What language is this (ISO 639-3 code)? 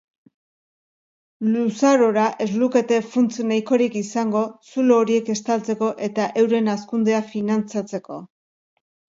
eus